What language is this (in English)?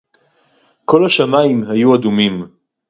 Hebrew